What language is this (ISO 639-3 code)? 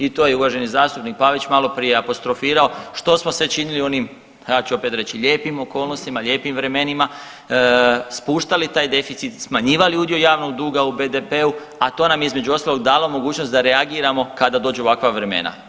hrv